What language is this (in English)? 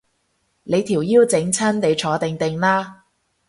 Cantonese